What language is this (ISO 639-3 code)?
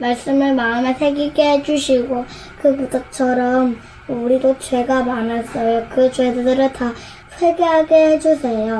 kor